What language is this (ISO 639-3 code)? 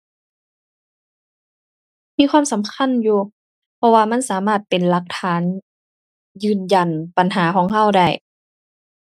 tha